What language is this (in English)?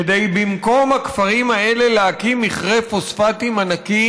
Hebrew